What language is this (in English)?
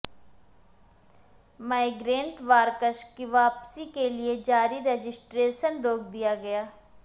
Urdu